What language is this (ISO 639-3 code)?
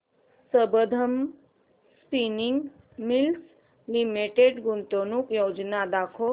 mar